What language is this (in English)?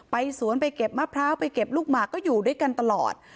Thai